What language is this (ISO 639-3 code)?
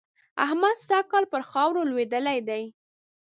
pus